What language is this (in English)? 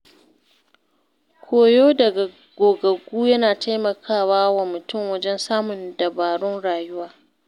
Hausa